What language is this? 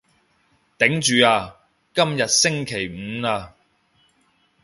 Cantonese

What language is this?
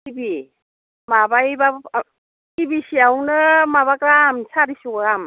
Bodo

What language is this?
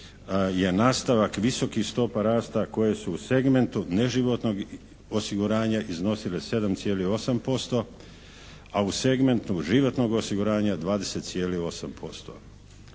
Croatian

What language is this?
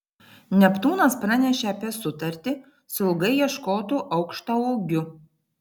Lithuanian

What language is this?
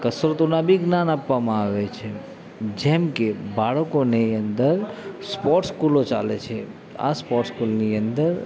Gujarati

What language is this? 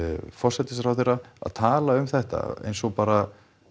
Icelandic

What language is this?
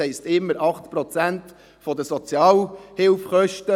Swiss German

